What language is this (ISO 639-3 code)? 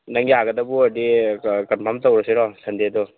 mni